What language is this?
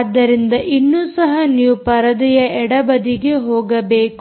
Kannada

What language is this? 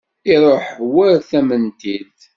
Kabyle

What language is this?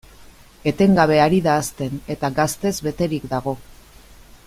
Basque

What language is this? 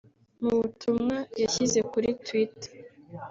Kinyarwanda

